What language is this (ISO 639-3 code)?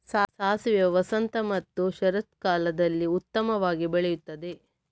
kan